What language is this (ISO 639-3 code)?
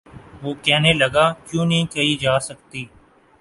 urd